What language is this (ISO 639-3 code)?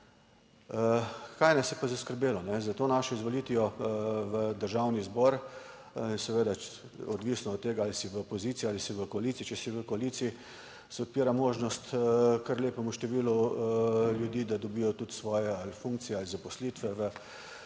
slv